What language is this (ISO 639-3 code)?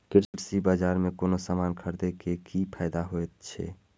mai